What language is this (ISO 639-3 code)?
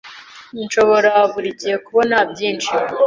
kin